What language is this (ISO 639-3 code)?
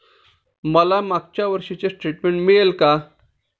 mar